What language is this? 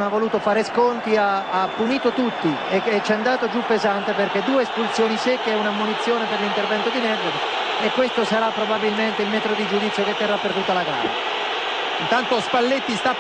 Italian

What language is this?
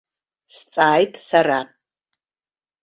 Abkhazian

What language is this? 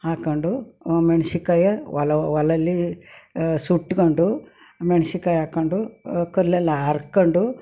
Kannada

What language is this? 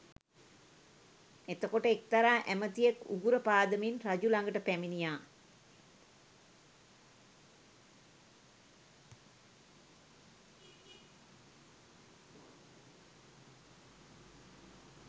Sinhala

